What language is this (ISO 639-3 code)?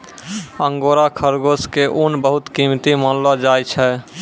mai